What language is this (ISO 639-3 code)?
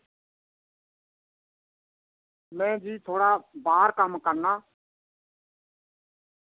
doi